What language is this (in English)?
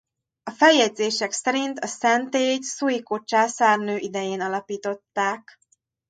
Hungarian